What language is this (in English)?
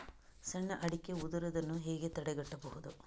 Kannada